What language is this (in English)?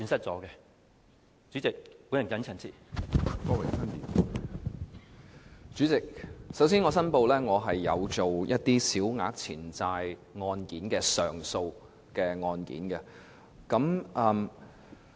Cantonese